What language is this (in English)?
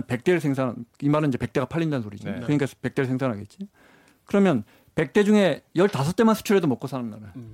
Korean